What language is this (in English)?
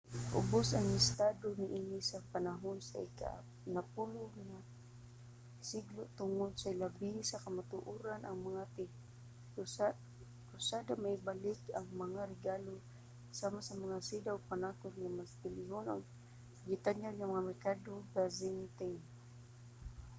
Cebuano